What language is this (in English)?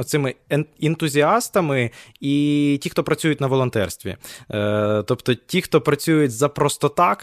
Ukrainian